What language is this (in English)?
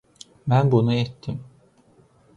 Azerbaijani